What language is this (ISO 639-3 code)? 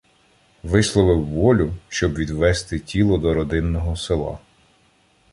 ukr